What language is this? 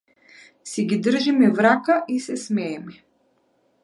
Macedonian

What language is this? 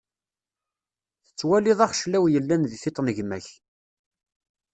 Kabyle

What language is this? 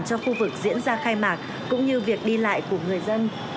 Vietnamese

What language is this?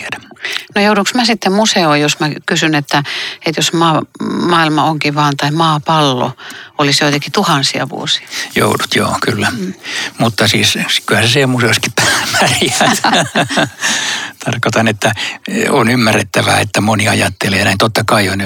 Finnish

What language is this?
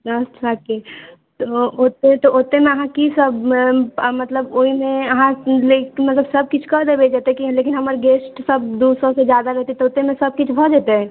Maithili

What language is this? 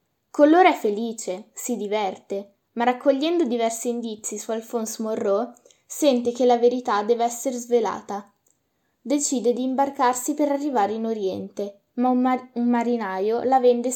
Italian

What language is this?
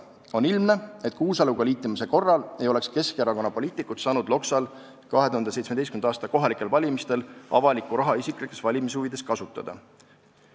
Estonian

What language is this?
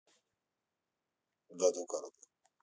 Russian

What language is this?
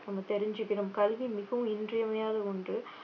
Tamil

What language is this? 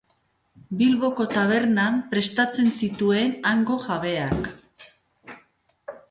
Basque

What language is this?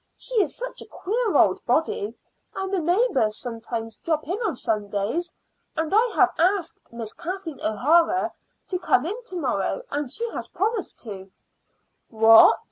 English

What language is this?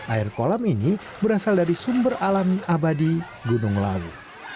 Indonesian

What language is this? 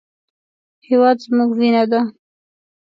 Pashto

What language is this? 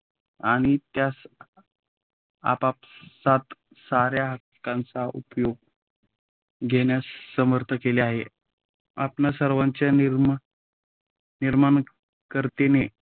Marathi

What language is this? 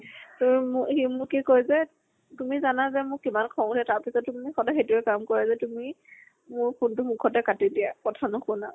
Assamese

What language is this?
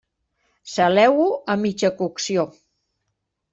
Catalan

